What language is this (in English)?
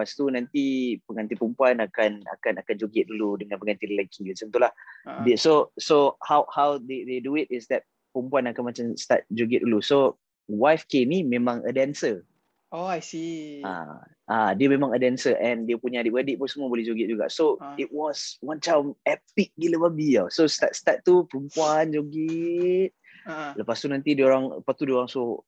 Malay